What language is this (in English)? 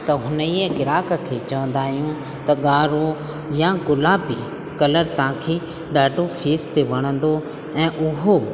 Sindhi